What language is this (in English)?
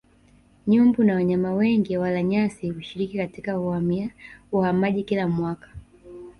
Swahili